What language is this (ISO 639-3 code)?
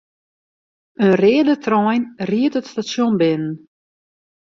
fry